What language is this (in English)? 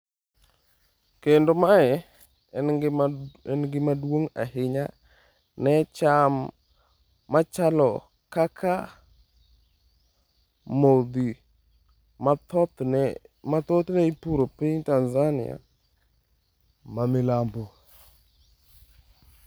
Luo (Kenya and Tanzania)